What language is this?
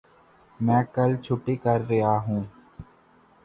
Urdu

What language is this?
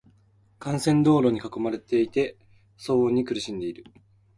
Japanese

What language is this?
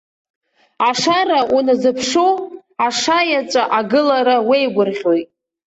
Abkhazian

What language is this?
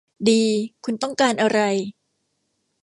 Thai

